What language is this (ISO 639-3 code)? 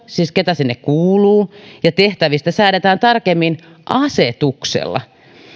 fin